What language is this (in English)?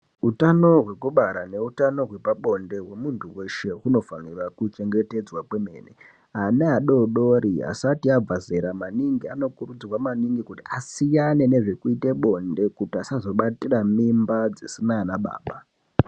Ndau